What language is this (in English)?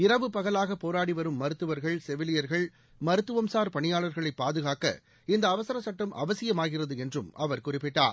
Tamil